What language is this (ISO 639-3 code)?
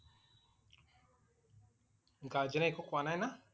asm